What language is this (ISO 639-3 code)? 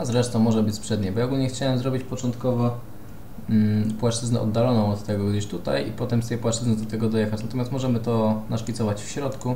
pol